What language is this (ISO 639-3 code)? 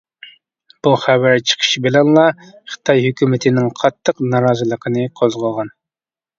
uig